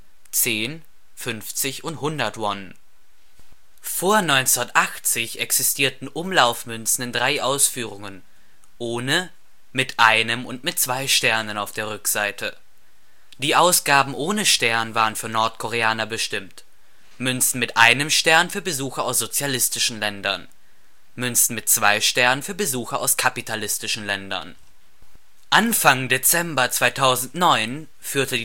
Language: German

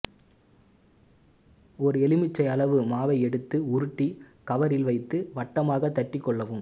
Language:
Tamil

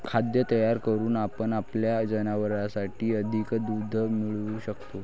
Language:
Marathi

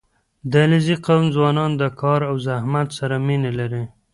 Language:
Pashto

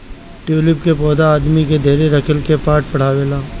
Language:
Bhojpuri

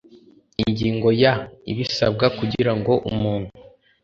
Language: Kinyarwanda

